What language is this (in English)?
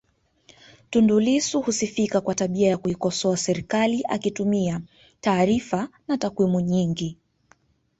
Swahili